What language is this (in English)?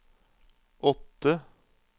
Norwegian